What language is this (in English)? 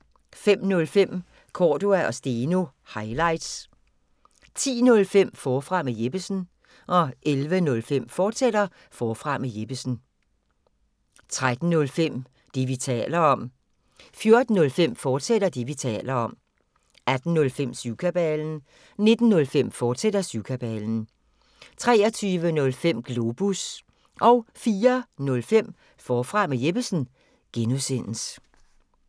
Danish